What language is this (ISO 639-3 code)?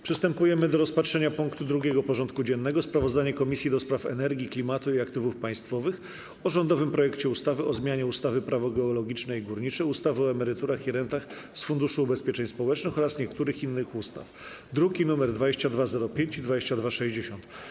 pol